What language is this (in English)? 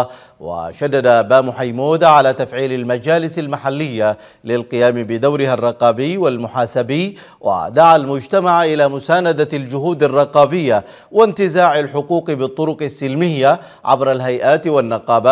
Arabic